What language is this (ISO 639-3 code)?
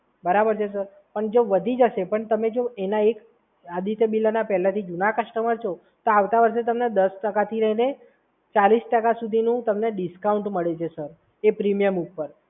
guj